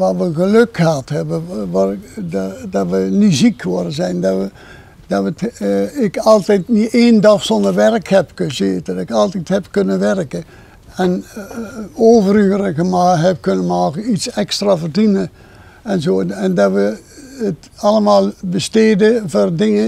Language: Dutch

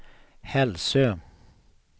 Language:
Swedish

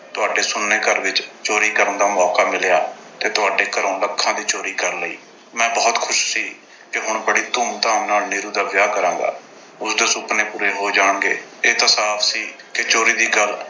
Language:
Punjabi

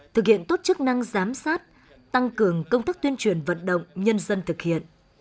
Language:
Vietnamese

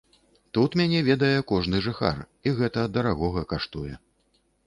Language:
Belarusian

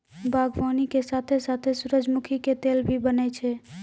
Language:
Maithili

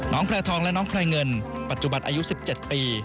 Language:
Thai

